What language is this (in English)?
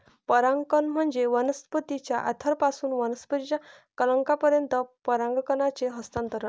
Marathi